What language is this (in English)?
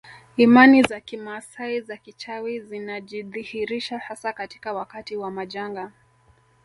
Swahili